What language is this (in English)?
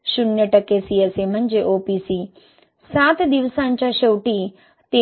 Marathi